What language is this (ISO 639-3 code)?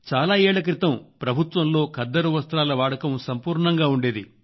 tel